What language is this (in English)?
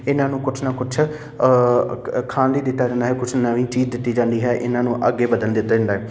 Punjabi